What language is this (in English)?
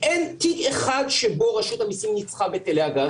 Hebrew